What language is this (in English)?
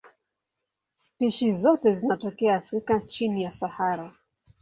Swahili